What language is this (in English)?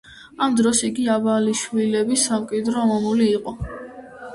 Georgian